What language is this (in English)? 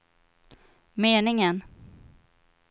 Swedish